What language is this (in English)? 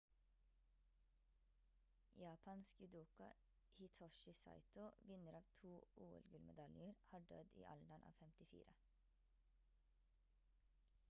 Norwegian Bokmål